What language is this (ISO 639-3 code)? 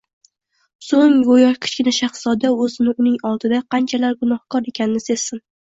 uzb